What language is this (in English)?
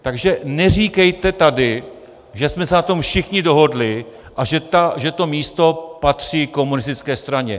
Czech